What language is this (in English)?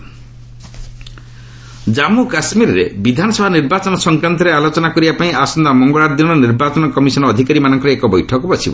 Odia